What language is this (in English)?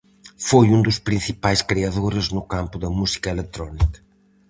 Galician